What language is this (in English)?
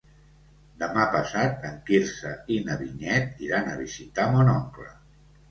Catalan